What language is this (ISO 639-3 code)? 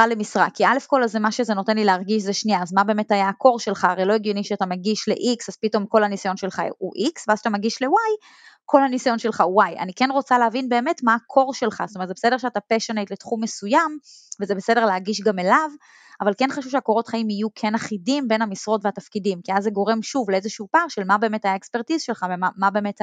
heb